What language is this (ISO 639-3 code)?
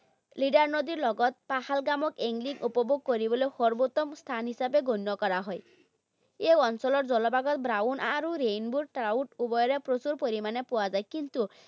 asm